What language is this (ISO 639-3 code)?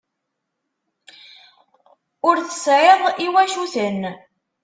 kab